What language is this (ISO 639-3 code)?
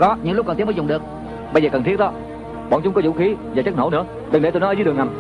vie